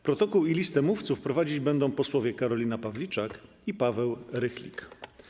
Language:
Polish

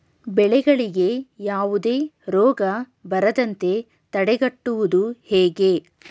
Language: Kannada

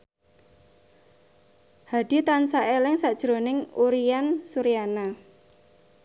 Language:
Javanese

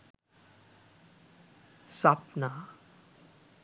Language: Sinhala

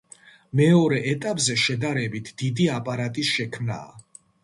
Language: Georgian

